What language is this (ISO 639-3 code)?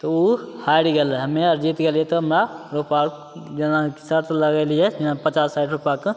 mai